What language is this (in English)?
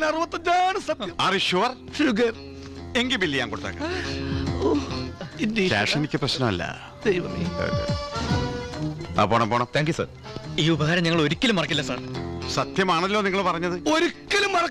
Indonesian